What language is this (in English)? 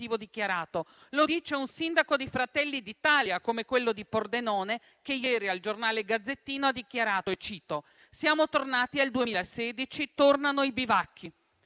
Italian